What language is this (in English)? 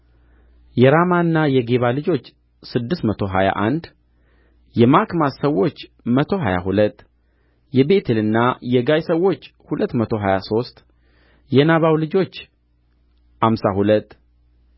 Amharic